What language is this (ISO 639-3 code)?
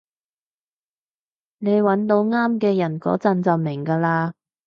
yue